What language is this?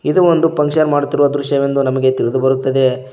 Kannada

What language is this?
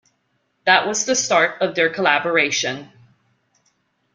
English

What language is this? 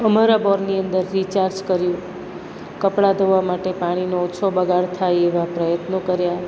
Gujarati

